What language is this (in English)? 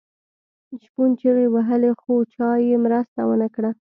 Pashto